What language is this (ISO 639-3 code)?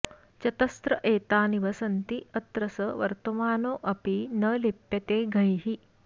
san